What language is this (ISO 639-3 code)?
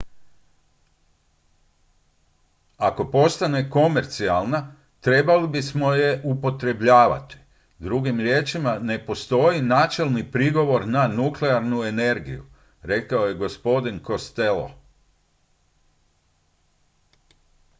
hrv